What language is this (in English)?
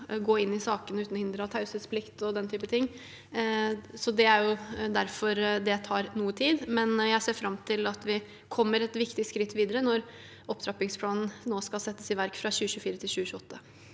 Norwegian